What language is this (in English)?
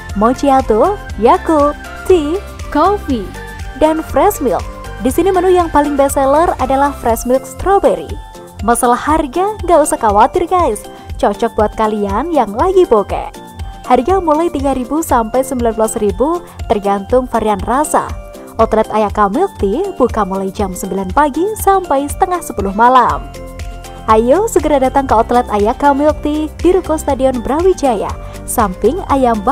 Indonesian